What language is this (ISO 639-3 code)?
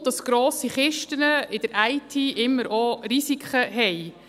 gsw